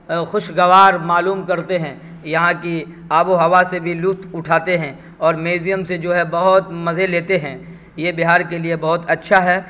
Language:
Urdu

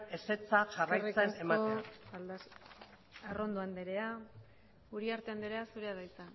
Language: Basque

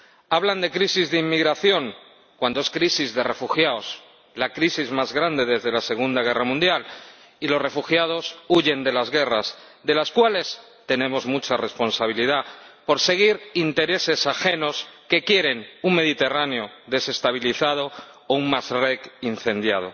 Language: Spanish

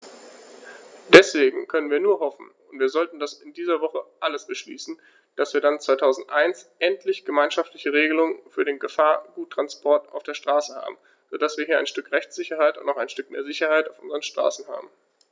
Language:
German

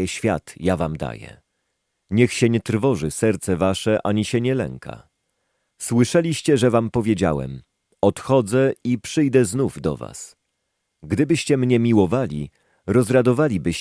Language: Polish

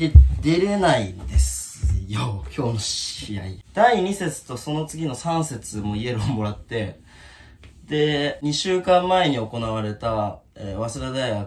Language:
Japanese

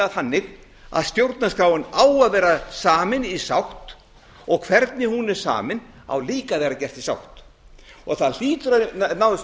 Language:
Icelandic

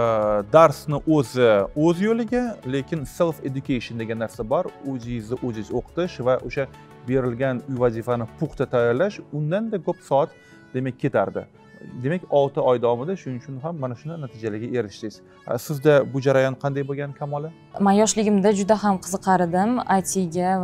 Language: Turkish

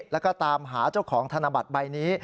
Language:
Thai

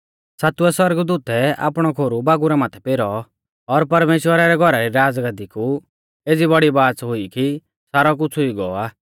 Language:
Mahasu Pahari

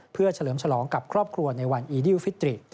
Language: Thai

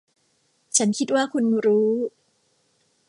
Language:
Thai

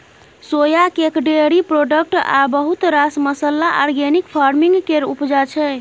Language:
Maithili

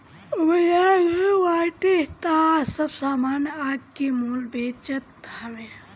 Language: Bhojpuri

